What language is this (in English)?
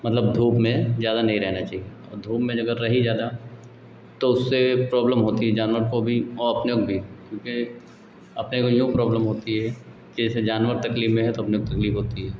Hindi